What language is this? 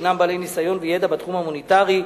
Hebrew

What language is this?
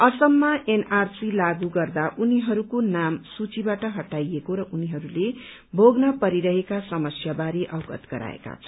Nepali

